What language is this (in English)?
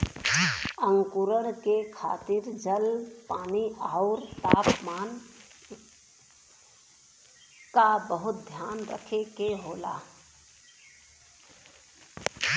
Bhojpuri